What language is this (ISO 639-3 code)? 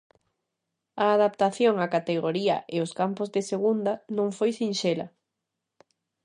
glg